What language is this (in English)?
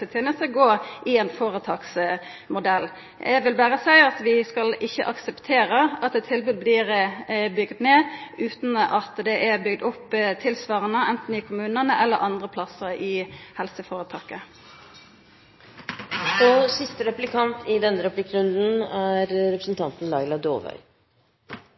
Norwegian